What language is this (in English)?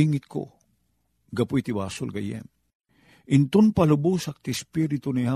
Filipino